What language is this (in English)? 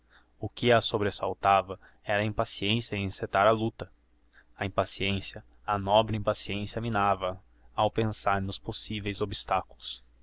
Portuguese